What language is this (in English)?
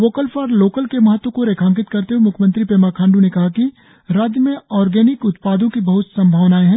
Hindi